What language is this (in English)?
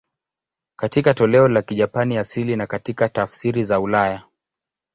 Swahili